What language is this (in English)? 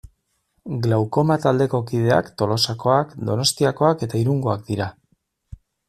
Basque